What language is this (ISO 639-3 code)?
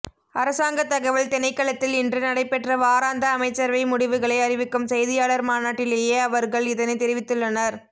tam